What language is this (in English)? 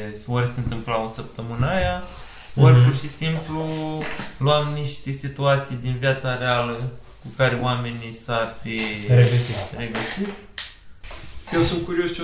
Romanian